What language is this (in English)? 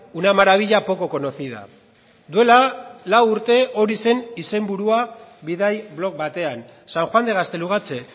Basque